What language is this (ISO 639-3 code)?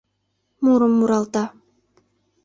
chm